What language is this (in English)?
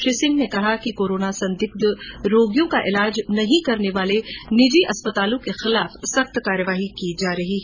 Hindi